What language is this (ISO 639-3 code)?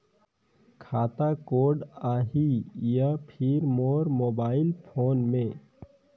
hne